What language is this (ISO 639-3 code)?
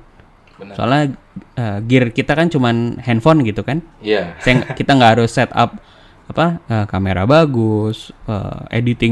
ind